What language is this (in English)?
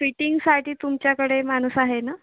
Marathi